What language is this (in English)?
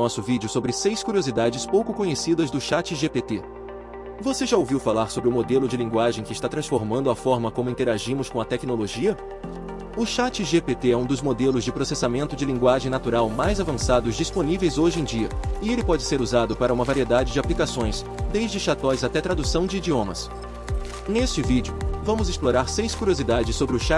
Portuguese